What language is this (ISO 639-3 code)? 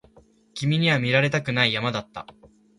jpn